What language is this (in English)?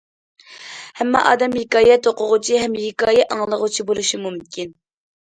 Uyghur